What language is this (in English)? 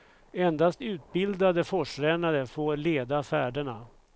Swedish